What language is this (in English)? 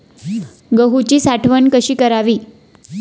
Marathi